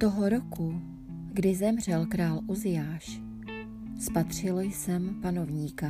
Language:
Czech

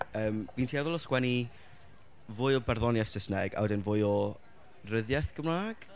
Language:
Welsh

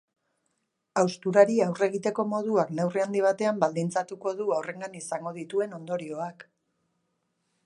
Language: Basque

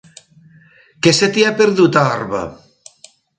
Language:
Catalan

